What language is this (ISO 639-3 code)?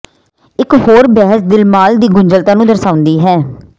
pan